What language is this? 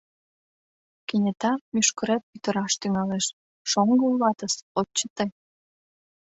Mari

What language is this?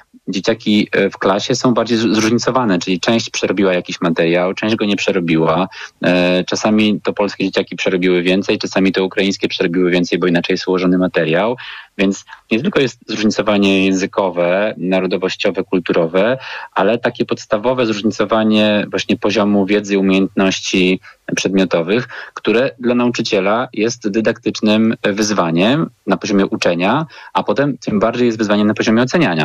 Polish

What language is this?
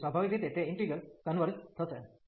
Gujarati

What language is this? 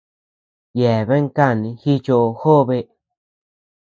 Tepeuxila Cuicatec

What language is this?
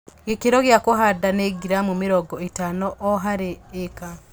Kikuyu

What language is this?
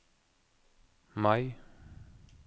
Norwegian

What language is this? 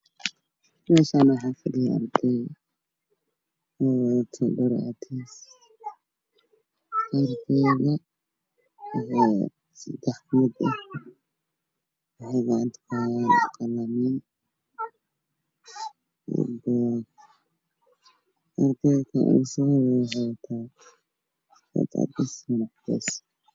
Somali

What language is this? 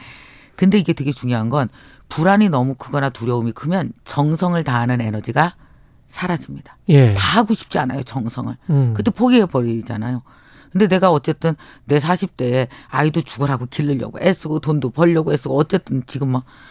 Korean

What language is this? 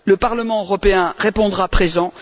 French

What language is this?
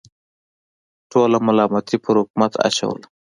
Pashto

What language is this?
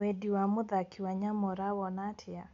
Kikuyu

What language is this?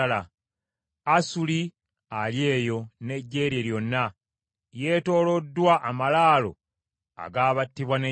Ganda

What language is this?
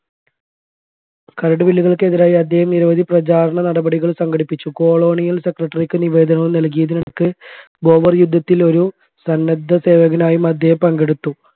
Malayalam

